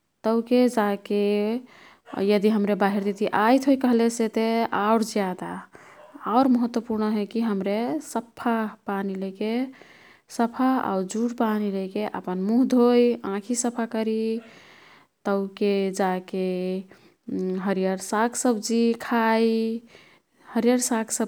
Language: Kathoriya Tharu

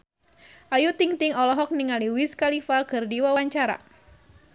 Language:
Sundanese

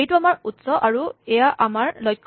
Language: Assamese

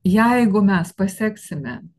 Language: Lithuanian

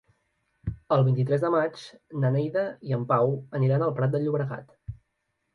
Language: Catalan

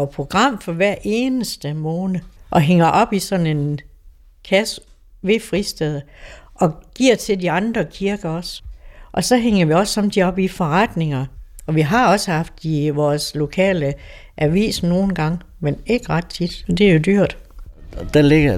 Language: Danish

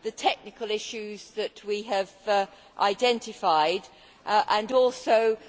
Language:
English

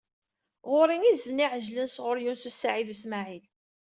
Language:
Kabyle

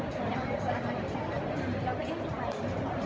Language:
Thai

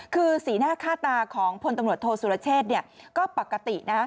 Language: Thai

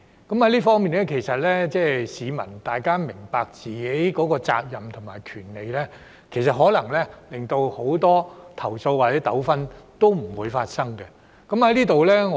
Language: Cantonese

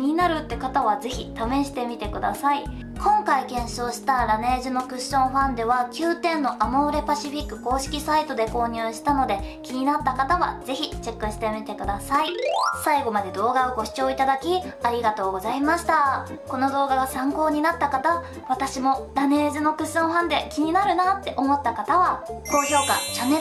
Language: Japanese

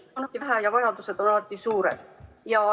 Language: Estonian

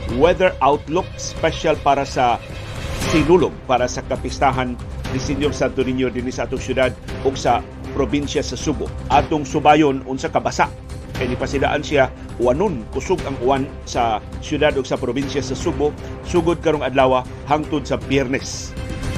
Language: Filipino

